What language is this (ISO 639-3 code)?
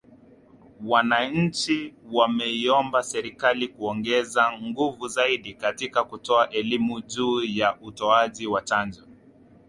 swa